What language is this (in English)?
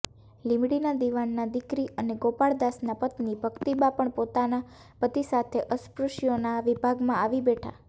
Gujarati